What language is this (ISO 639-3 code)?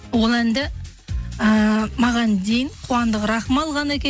kaz